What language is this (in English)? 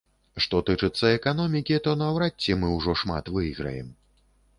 Belarusian